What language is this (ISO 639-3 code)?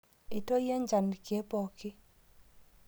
mas